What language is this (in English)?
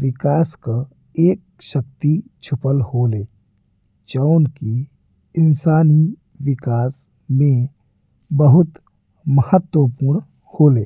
Bhojpuri